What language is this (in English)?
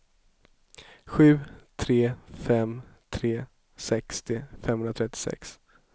Swedish